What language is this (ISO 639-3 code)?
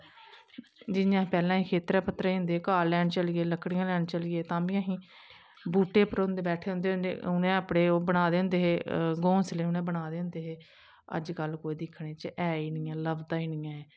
doi